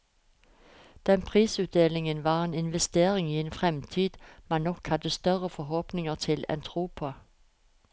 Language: Norwegian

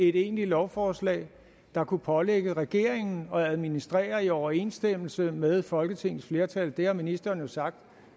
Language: Danish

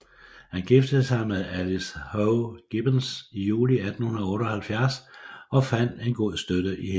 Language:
Danish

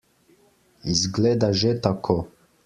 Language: Slovenian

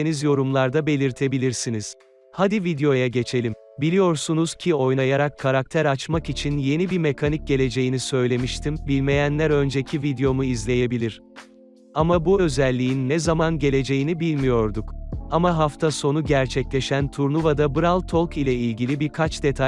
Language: Turkish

